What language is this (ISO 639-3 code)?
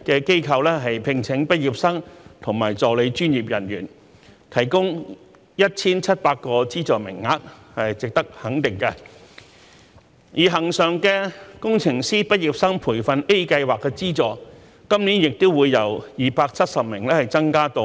yue